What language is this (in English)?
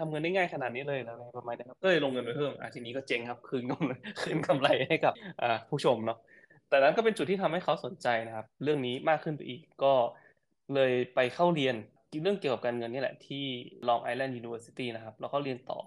Thai